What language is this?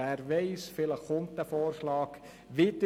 Swiss German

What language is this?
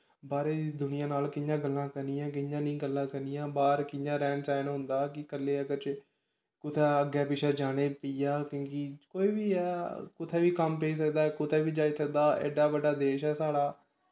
Dogri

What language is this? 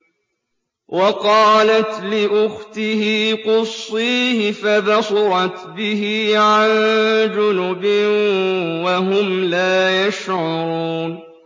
Arabic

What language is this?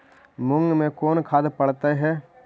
Magahi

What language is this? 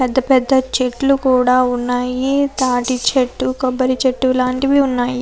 Telugu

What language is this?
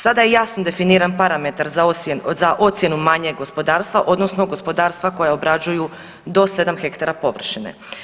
Croatian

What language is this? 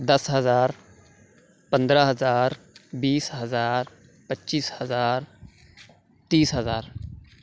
Urdu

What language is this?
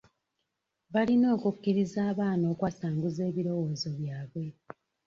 Ganda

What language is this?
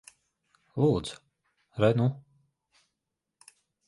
Latvian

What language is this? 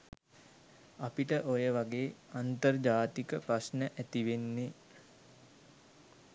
Sinhala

